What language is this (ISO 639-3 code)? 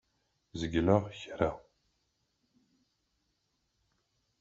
kab